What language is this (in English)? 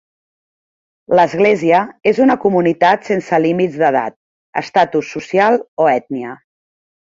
Catalan